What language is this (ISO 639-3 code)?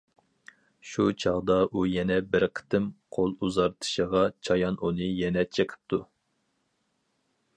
uig